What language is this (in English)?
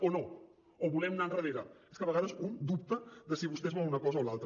Catalan